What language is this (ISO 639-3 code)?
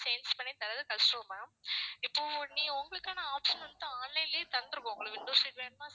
tam